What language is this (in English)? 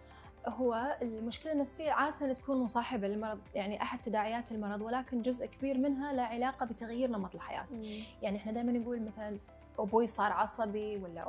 Arabic